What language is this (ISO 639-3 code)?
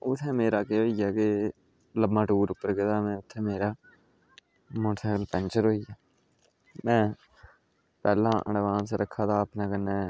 doi